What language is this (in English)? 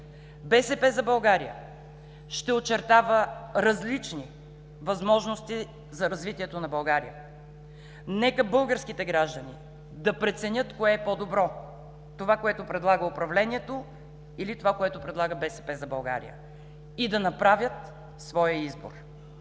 Bulgarian